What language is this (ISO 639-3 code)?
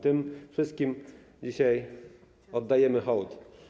pol